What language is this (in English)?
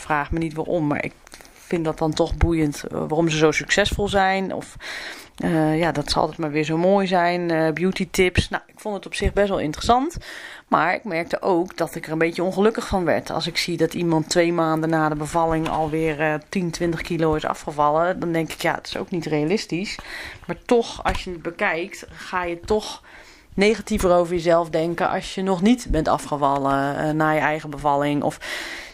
Dutch